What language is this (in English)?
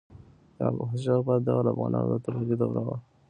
Pashto